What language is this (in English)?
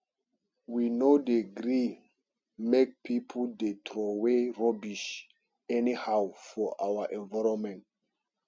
Nigerian Pidgin